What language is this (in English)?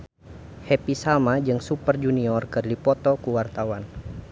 Sundanese